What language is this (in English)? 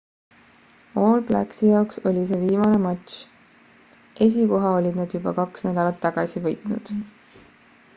Estonian